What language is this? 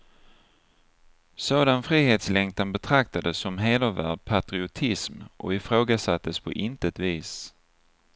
Swedish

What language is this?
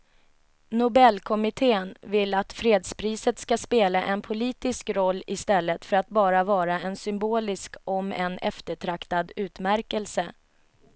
Swedish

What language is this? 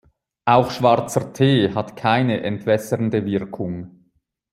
German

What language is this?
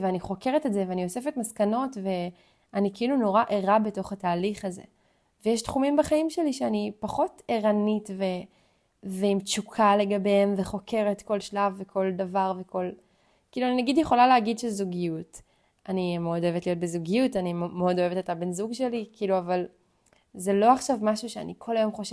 Hebrew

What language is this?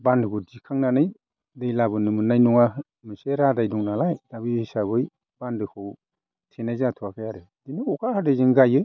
Bodo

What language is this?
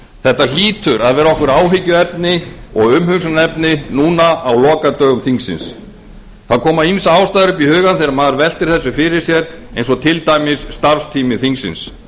Icelandic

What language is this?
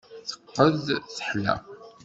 Kabyle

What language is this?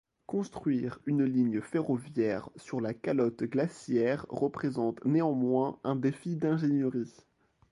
French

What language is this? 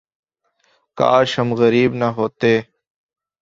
Urdu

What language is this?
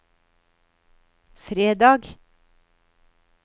Norwegian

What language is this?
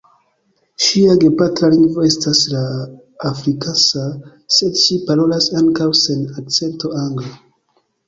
Esperanto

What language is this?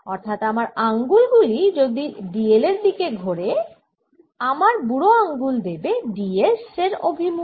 Bangla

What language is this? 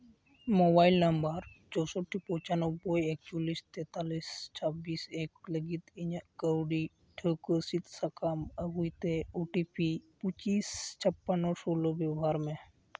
Santali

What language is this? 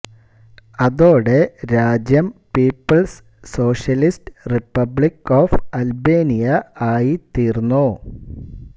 Malayalam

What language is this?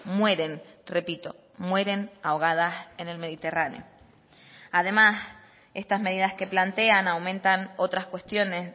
Spanish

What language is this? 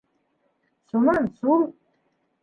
Bashkir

